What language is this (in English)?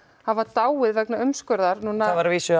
Icelandic